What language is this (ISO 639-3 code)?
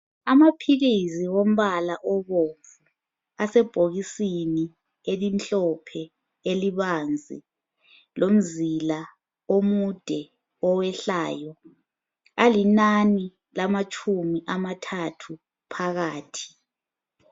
nde